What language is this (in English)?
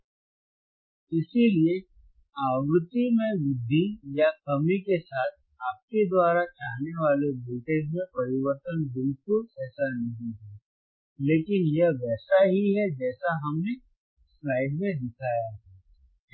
Hindi